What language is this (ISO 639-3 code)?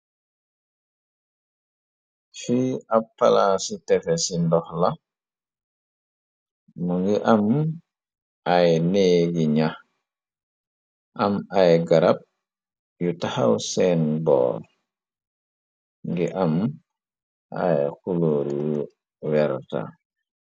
wol